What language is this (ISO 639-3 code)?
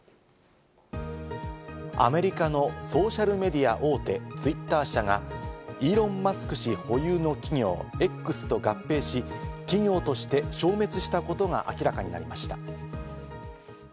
jpn